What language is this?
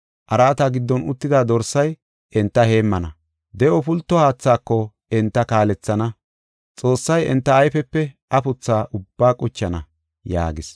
Gofa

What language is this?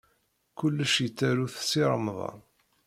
Kabyle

